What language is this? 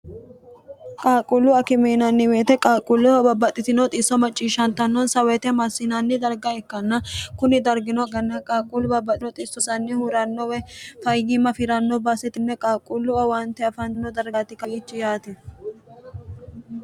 Sidamo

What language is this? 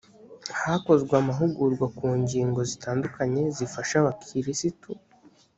Kinyarwanda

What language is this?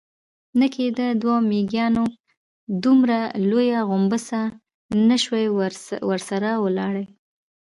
Pashto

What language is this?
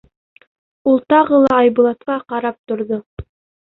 Bashkir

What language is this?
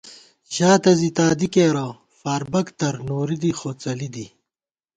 Gawar-Bati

